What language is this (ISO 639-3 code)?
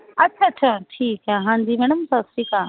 pan